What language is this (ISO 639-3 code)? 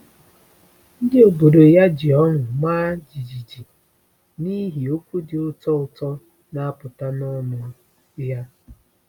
ibo